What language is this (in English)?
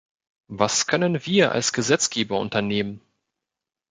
German